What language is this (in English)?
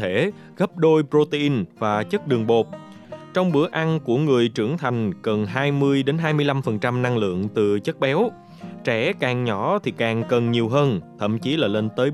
Vietnamese